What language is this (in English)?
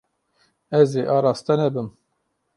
Kurdish